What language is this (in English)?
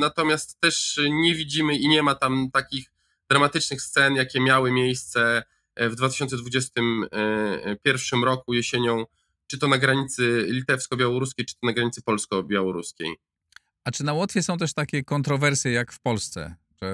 Polish